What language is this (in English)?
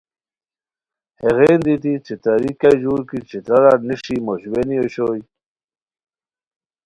Khowar